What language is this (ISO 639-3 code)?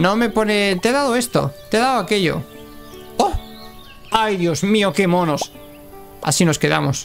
spa